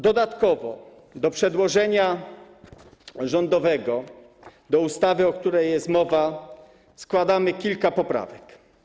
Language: Polish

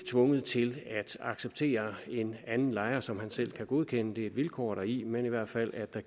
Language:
Danish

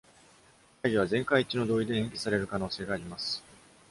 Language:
Japanese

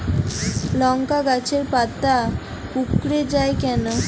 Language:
Bangla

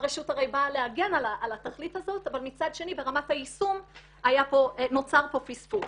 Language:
Hebrew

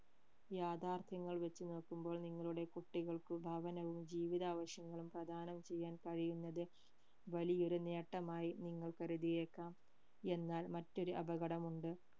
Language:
Malayalam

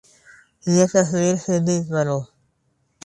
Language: Urdu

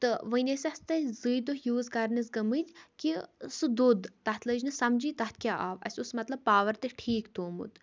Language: Kashmiri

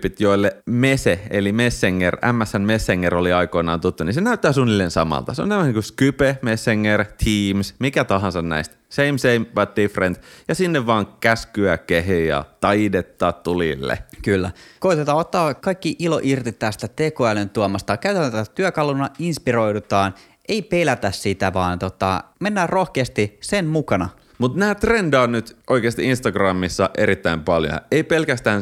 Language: Finnish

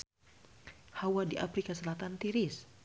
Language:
Sundanese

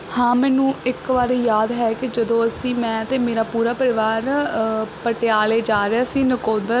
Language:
Punjabi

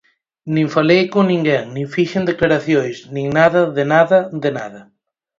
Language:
Galician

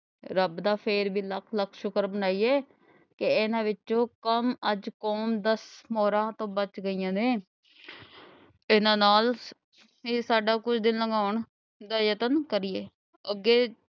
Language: Punjabi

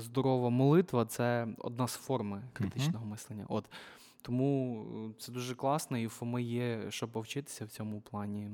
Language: Ukrainian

